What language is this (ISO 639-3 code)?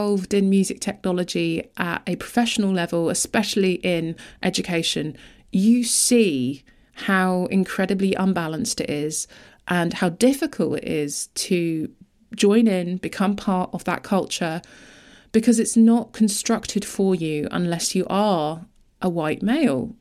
eng